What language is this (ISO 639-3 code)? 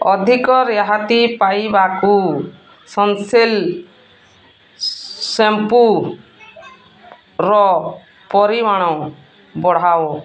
ori